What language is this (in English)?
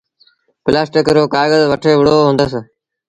Sindhi Bhil